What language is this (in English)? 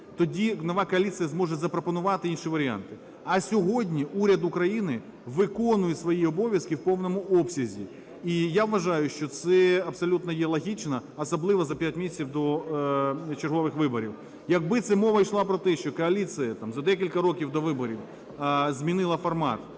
Ukrainian